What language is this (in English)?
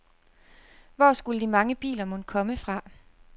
Danish